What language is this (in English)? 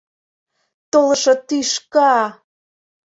Mari